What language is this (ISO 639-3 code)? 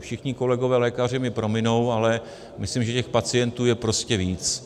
ces